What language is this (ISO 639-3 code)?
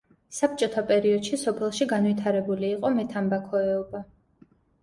kat